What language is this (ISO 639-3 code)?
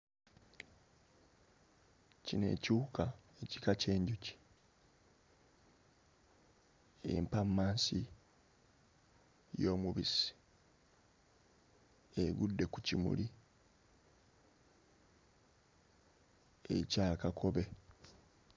lug